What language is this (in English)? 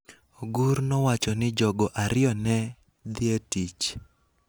Luo (Kenya and Tanzania)